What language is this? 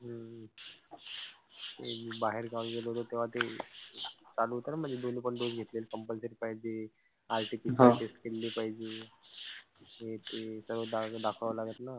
Marathi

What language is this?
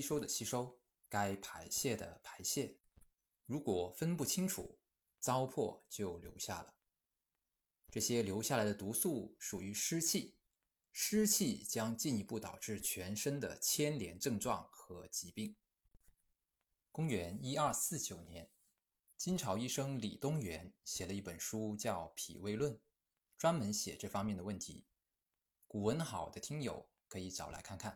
Chinese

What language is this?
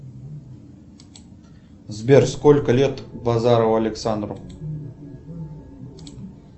Russian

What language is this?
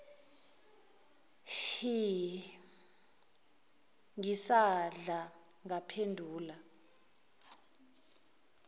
Zulu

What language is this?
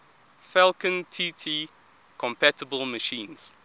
English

